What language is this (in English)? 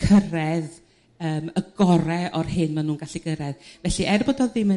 Welsh